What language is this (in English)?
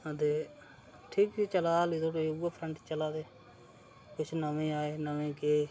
Dogri